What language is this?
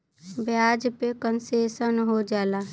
Bhojpuri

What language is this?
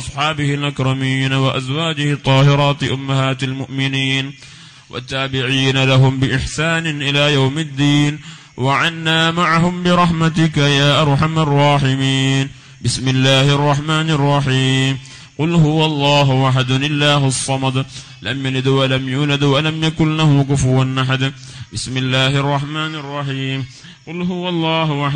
Arabic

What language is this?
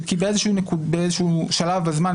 Hebrew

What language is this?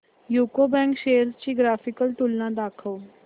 Marathi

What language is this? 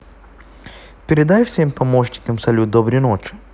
Russian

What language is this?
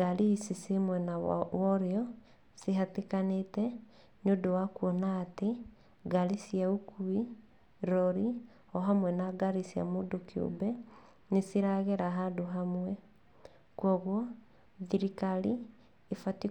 Kikuyu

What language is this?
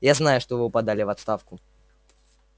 Russian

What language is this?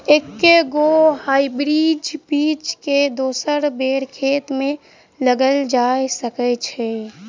Maithili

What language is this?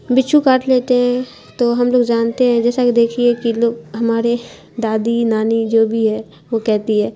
Urdu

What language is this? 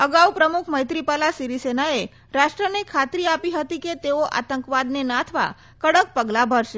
Gujarati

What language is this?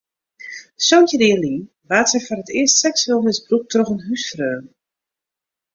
Western Frisian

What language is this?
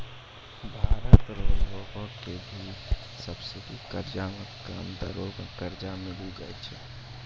Maithili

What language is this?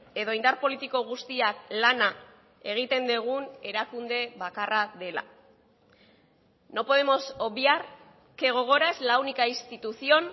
Basque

